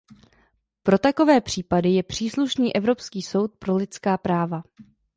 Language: Czech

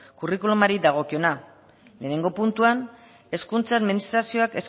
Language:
Basque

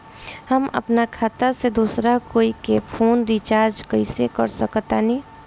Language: Bhojpuri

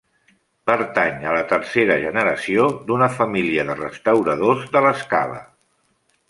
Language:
Catalan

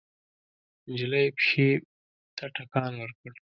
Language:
Pashto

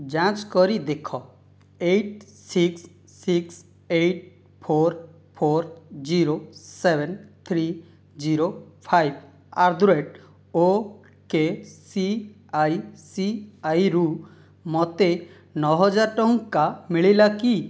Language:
Odia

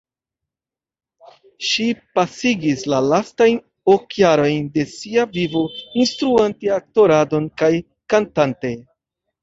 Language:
Esperanto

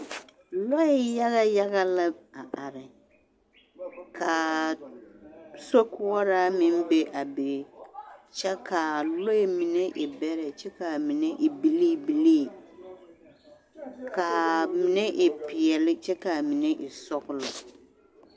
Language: Southern Dagaare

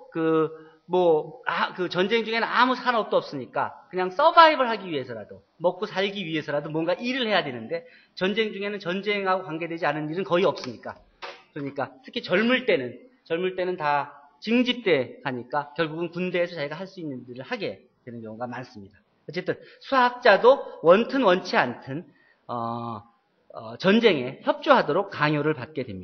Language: Korean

